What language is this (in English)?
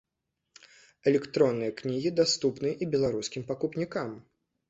Belarusian